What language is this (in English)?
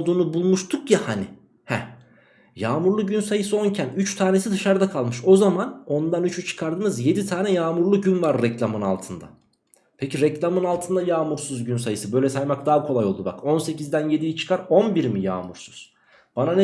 Turkish